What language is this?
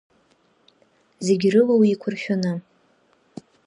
Abkhazian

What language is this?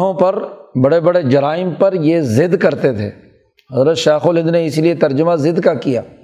Urdu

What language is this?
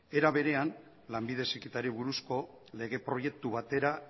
Basque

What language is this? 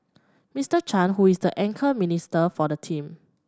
English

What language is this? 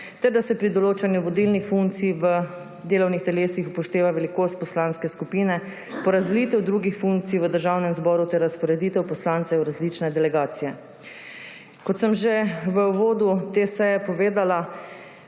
Slovenian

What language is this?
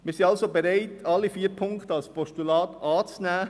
Swiss German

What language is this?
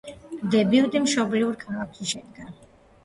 Georgian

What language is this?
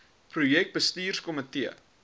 Afrikaans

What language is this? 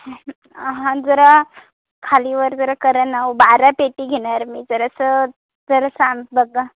Marathi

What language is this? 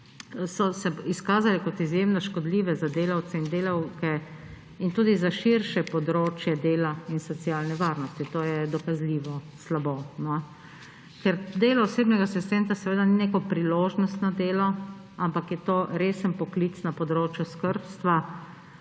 Slovenian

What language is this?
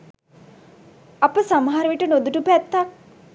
Sinhala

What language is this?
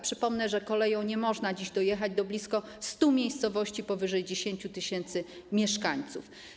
Polish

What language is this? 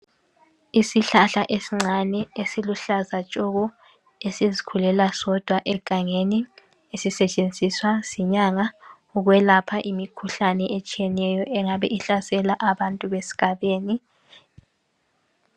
North Ndebele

